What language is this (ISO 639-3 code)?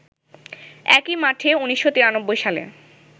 ben